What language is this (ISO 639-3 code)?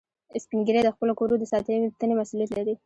pus